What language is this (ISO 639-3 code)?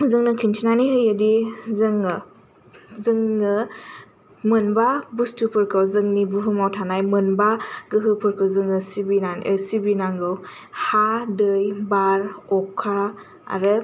brx